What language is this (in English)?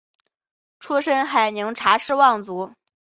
Chinese